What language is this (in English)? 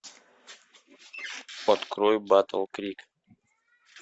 Russian